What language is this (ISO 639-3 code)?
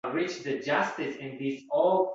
uzb